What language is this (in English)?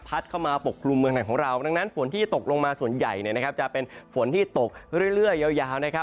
Thai